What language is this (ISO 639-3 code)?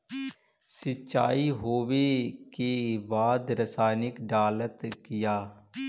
mag